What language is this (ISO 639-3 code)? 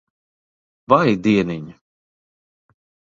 lav